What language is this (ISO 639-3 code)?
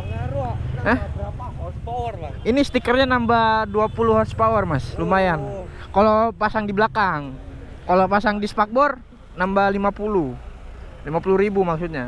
ind